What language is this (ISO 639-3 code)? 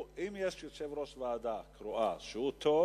heb